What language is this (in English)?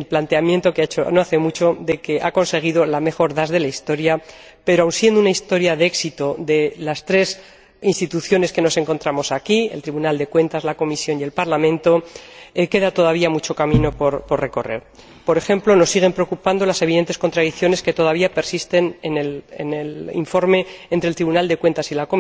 Spanish